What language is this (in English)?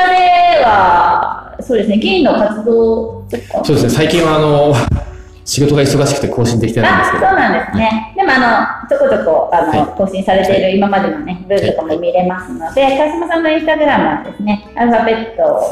Japanese